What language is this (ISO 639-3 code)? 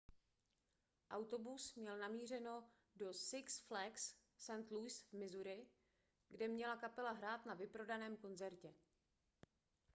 ces